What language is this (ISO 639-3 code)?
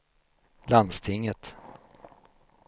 swe